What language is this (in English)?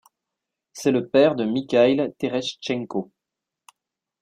French